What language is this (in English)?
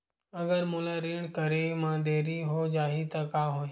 Chhattisgarhi